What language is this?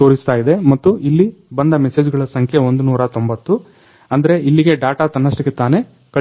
Kannada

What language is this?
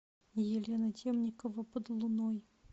Russian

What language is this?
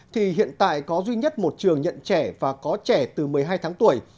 Vietnamese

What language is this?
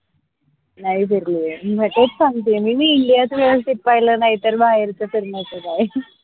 Marathi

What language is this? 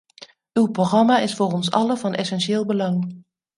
Dutch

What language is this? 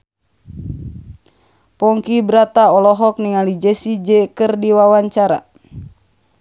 Sundanese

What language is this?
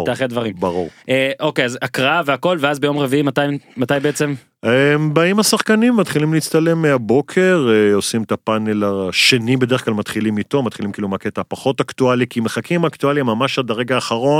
Hebrew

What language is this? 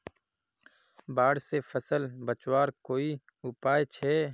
Magahi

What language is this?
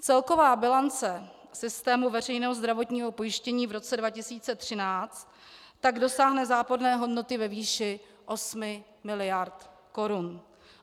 Czech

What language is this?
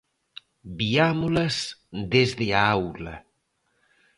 Galician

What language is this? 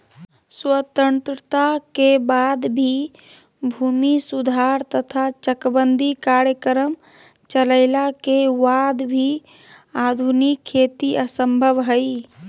Magahi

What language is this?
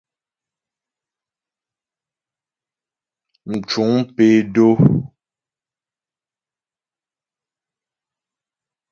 Ghomala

